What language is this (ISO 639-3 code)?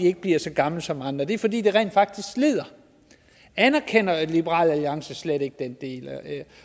dan